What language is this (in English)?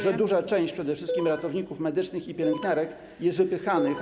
Polish